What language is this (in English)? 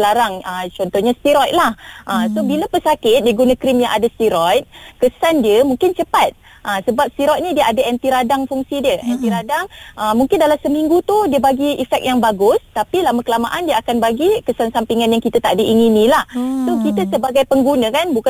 Malay